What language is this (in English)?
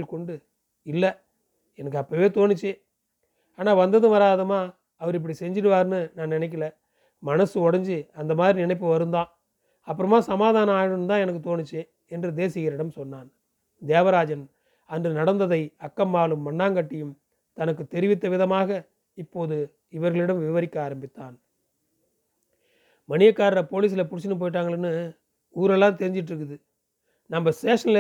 Tamil